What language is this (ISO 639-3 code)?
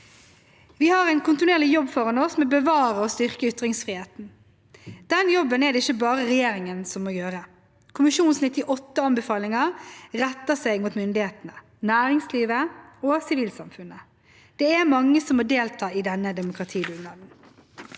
nor